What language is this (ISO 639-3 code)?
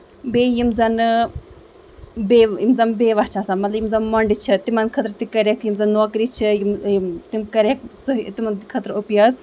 kas